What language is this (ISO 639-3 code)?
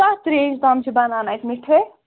kas